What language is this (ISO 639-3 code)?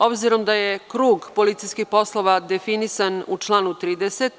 srp